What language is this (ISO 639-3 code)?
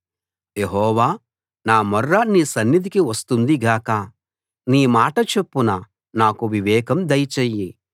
tel